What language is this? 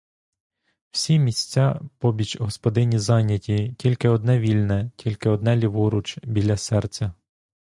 Ukrainian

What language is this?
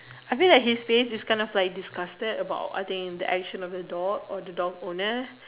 English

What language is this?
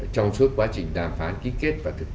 Vietnamese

